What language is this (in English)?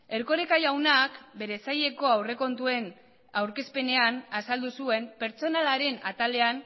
Basque